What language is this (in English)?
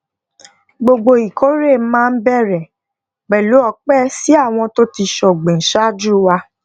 Yoruba